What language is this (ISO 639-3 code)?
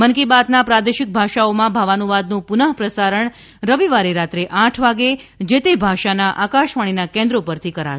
guj